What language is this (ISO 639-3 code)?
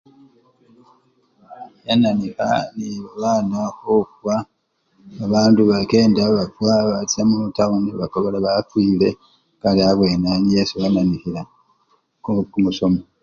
luy